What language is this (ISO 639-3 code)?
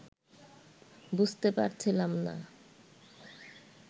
ben